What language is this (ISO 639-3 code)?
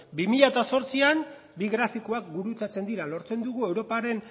eus